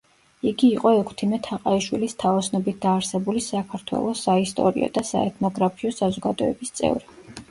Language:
Georgian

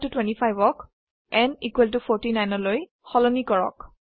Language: Assamese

